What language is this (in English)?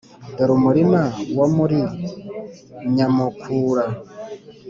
Kinyarwanda